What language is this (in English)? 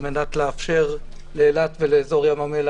Hebrew